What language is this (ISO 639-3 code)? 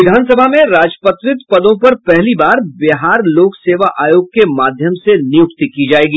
hin